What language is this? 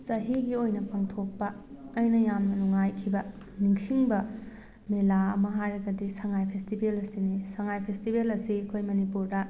Manipuri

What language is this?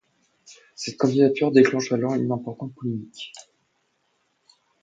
French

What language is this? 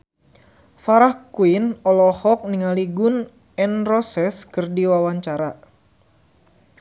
Sundanese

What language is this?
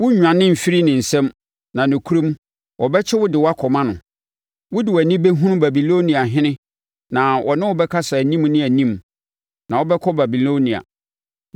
Akan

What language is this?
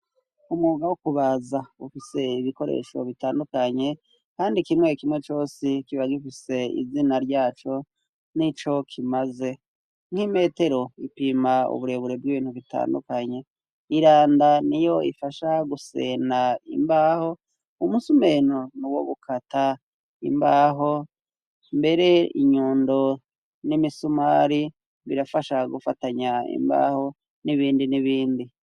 Rundi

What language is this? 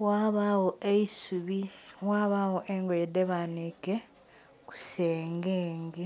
Soga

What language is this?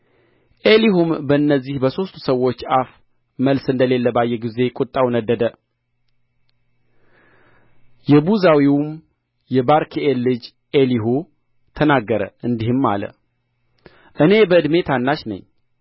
Amharic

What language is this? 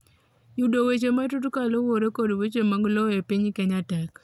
Luo (Kenya and Tanzania)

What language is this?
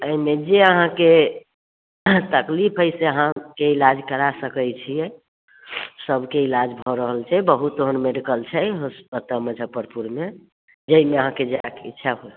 Maithili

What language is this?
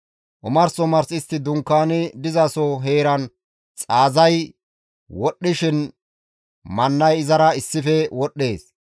Gamo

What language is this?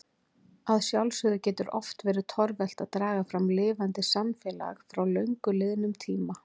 Icelandic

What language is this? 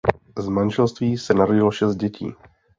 Czech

